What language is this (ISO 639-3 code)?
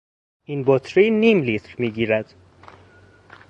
fas